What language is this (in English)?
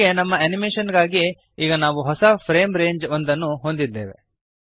Kannada